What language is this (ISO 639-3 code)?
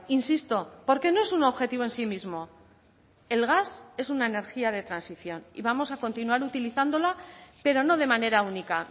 spa